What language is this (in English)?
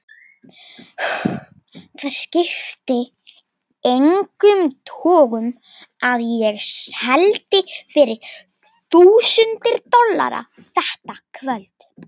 Icelandic